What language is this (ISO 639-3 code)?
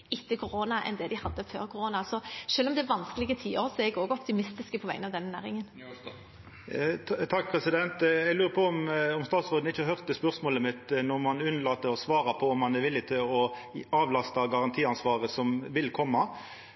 nor